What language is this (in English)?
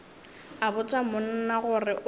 Northern Sotho